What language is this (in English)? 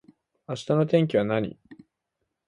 Japanese